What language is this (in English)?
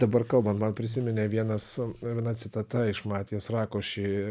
Lithuanian